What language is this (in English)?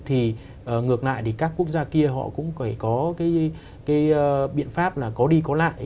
Vietnamese